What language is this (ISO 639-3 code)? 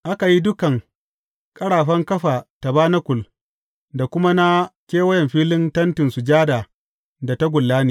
hau